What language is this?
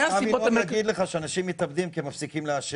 Hebrew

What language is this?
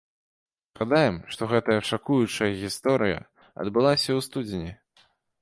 Belarusian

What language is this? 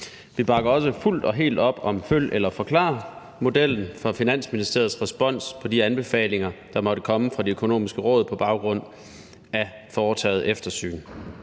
Danish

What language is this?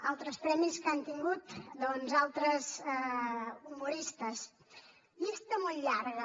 Catalan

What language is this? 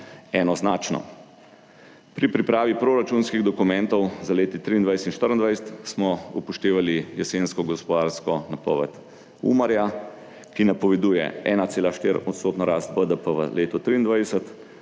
Slovenian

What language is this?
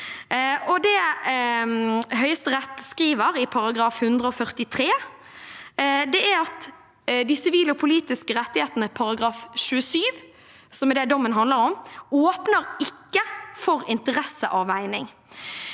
Norwegian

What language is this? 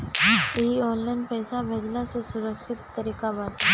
Bhojpuri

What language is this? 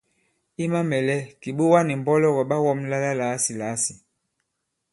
Bankon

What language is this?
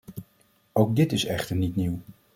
Dutch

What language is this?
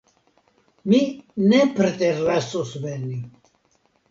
Esperanto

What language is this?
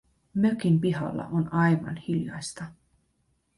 Finnish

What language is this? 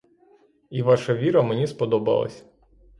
Ukrainian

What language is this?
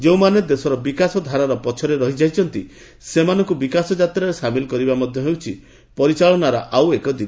Odia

